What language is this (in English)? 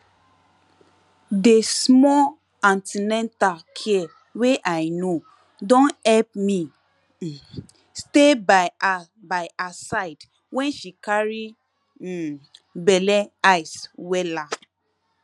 Nigerian Pidgin